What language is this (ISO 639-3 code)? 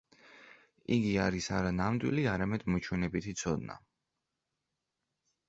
kat